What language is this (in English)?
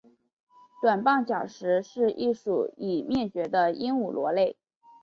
Chinese